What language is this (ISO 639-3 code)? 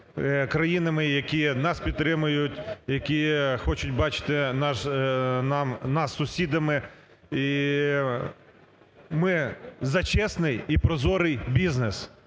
ukr